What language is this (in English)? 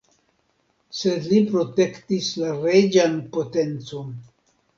Esperanto